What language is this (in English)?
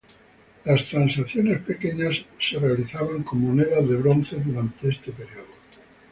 Spanish